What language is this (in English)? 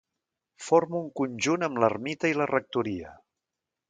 Catalan